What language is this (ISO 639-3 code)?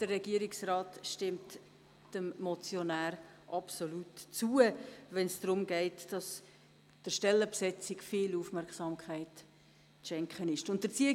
gsw